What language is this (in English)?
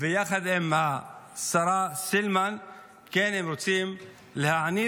Hebrew